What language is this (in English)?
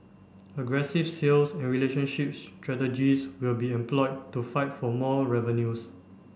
English